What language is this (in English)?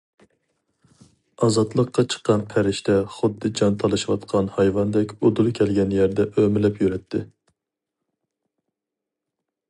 Uyghur